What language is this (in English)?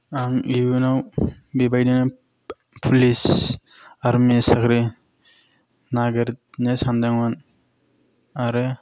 Bodo